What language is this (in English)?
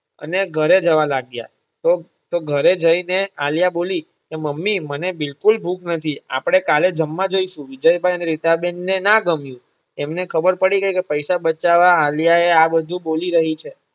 Gujarati